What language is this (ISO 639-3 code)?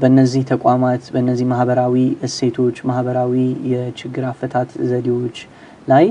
ara